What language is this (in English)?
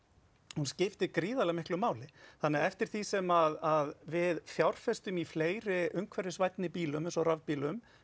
Icelandic